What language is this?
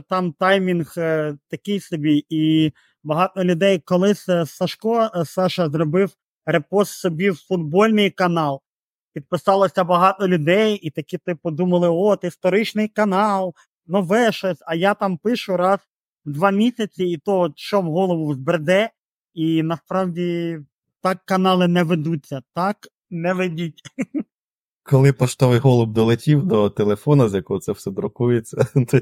Ukrainian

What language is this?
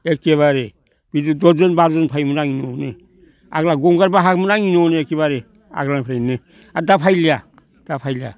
Bodo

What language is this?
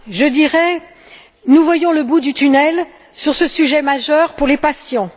French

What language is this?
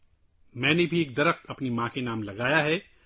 Urdu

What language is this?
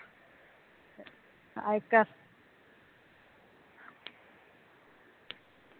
Punjabi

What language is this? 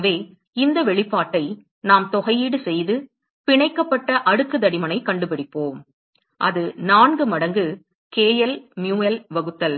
Tamil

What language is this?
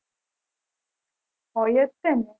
Gujarati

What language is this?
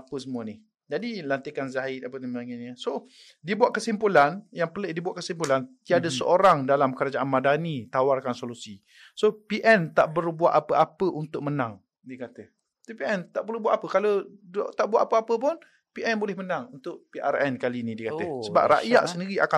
Malay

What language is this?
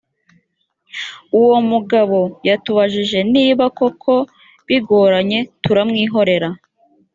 Kinyarwanda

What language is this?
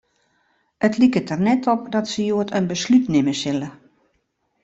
Western Frisian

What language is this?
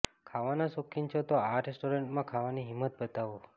Gujarati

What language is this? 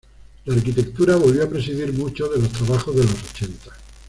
Spanish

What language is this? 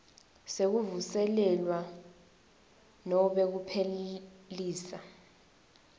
Swati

